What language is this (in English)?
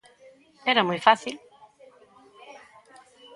Galician